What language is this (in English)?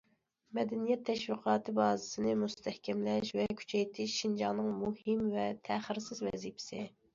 Uyghur